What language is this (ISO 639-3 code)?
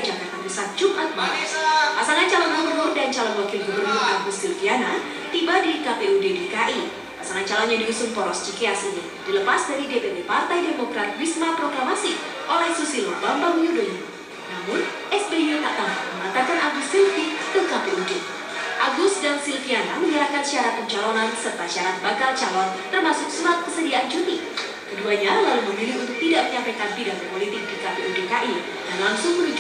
ind